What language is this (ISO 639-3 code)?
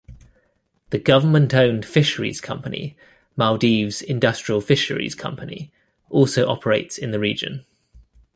eng